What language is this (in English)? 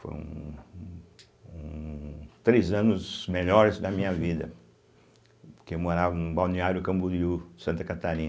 Portuguese